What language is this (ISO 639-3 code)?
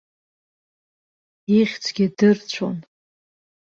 abk